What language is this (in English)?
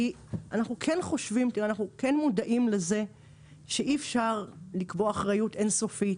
Hebrew